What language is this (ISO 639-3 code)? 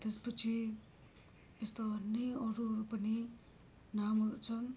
nep